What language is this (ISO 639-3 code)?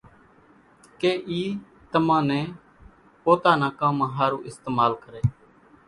gjk